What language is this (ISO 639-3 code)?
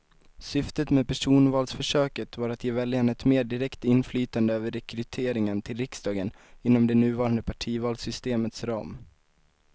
swe